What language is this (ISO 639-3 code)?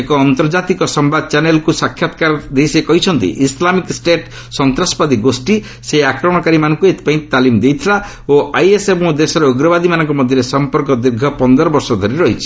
ori